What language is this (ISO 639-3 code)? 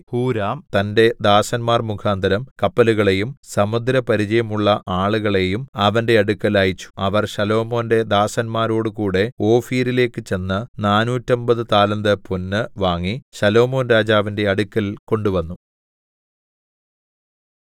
mal